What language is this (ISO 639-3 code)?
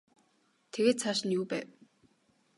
mon